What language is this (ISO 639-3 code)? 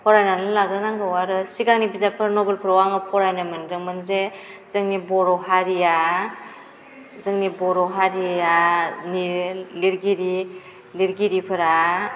brx